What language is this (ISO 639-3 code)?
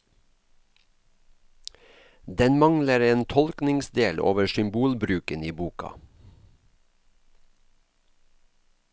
nor